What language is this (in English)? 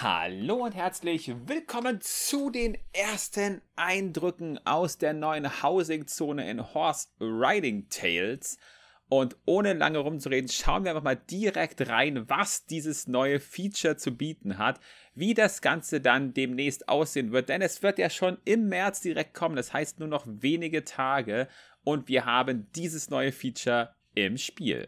German